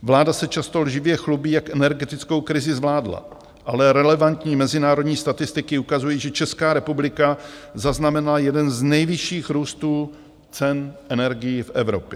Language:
Czech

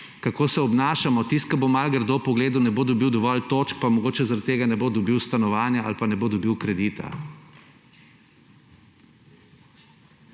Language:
Slovenian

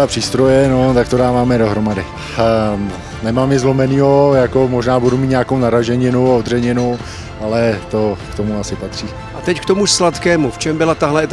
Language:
Czech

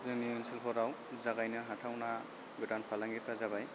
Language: Bodo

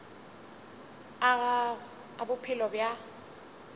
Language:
Northern Sotho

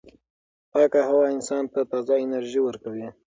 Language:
Pashto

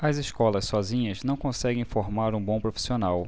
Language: Portuguese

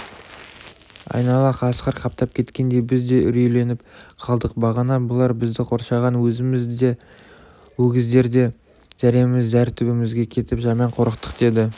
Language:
Kazakh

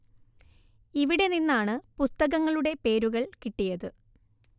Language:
Malayalam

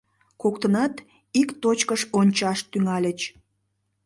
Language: Mari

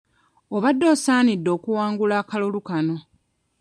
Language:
Ganda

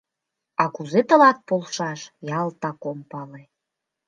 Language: Mari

